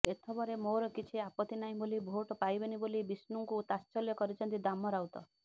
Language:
Odia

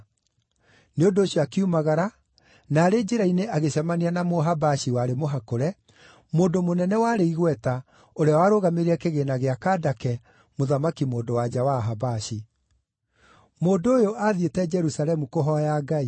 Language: Kikuyu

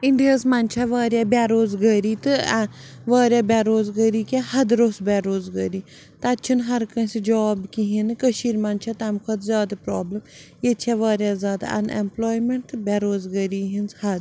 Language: Kashmiri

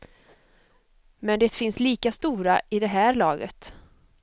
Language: Swedish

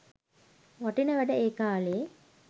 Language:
Sinhala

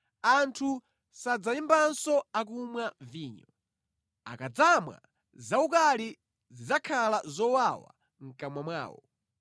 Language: Nyanja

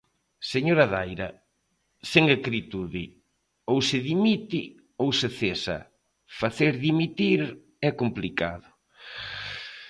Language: Galician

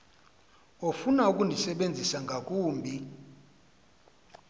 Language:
Xhosa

